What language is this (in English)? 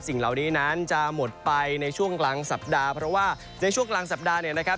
Thai